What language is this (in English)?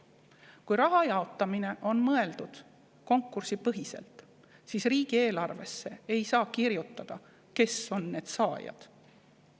Estonian